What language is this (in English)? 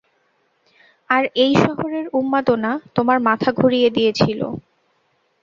Bangla